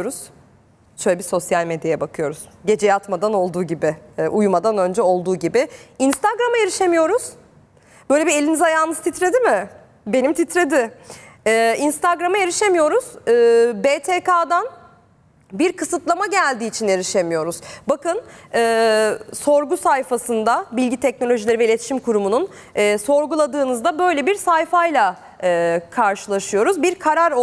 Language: Turkish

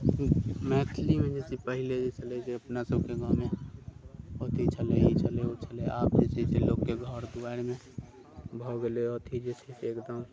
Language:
Maithili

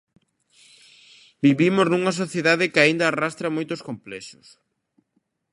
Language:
Galician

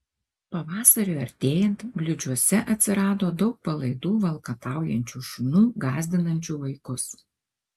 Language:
Lithuanian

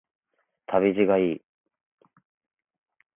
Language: Japanese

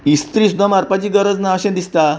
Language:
Konkani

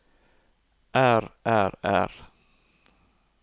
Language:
Norwegian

